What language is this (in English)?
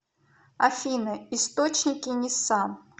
Russian